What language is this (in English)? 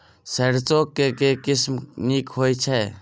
Maithili